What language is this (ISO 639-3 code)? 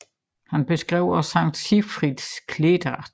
dan